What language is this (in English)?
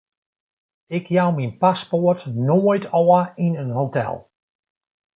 Western Frisian